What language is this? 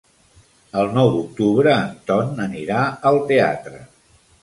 Catalan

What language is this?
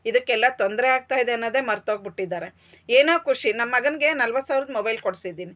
Kannada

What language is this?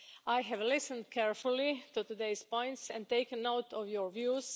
English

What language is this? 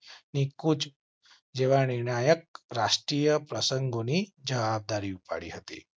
Gujarati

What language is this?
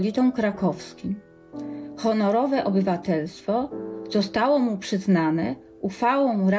Polish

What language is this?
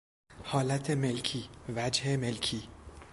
Persian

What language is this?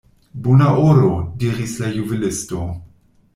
Esperanto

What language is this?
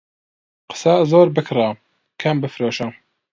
Central Kurdish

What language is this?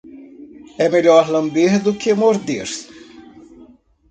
Portuguese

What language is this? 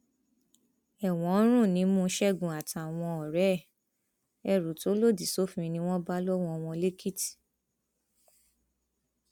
Yoruba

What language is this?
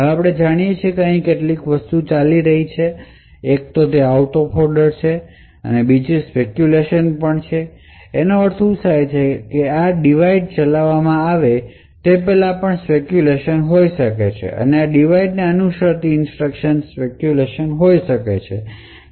Gujarati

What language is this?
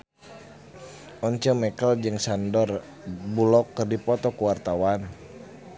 Sundanese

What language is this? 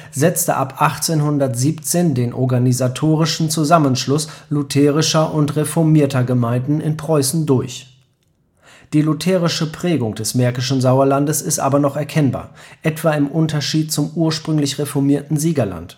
German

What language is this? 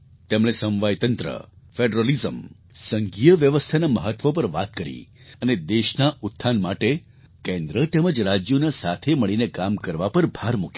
Gujarati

